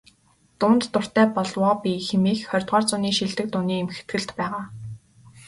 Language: Mongolian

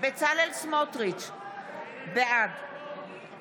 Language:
Hebrew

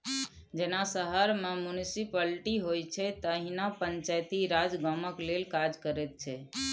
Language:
Maithili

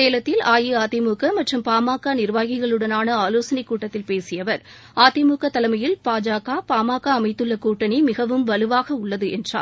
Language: Tamil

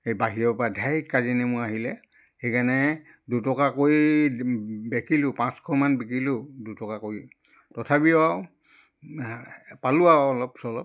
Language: Assamese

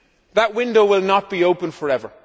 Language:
English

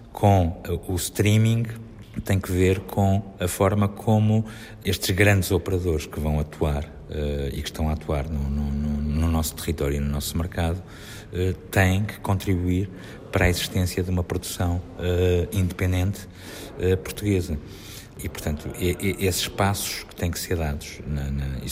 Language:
Portuguese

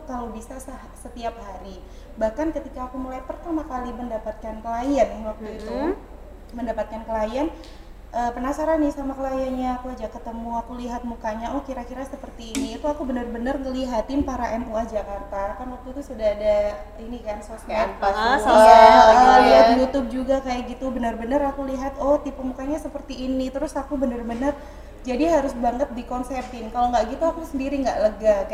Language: Indonesian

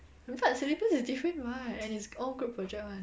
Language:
English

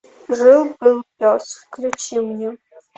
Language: Russian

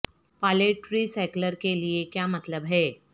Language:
Urdu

